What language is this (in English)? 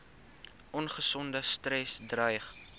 Afrikaans